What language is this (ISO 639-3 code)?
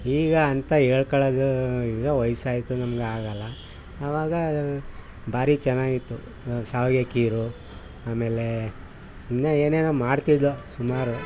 kan